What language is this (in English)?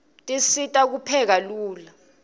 Swati